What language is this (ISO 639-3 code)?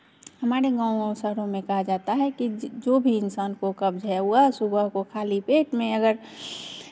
hin